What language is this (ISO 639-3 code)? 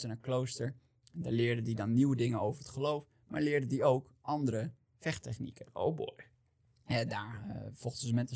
nld